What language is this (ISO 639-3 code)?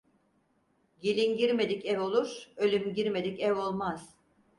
tur